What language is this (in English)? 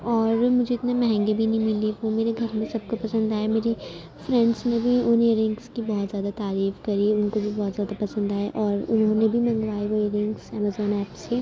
Urdu